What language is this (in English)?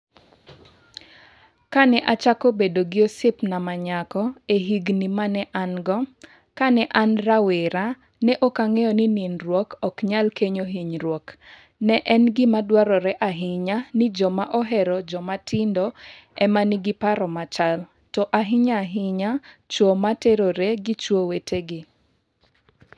Luo (Kenya and Tanzania)